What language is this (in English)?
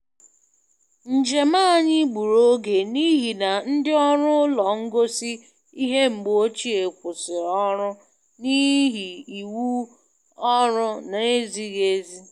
Igbo